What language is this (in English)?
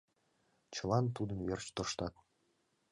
Mari